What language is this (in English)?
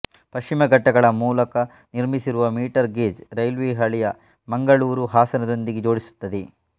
Kannada